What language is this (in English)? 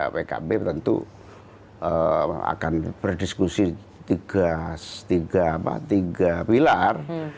Indonesian